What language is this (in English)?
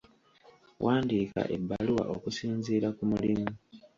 Ganda